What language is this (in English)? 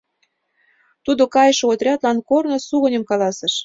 Mari